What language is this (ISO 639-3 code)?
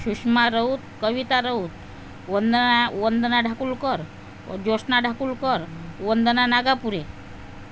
mar